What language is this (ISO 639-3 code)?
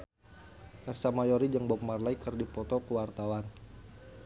sun